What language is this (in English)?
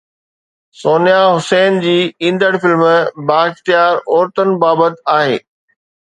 Sindhi